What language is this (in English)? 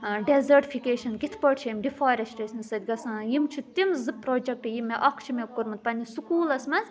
Kashmiri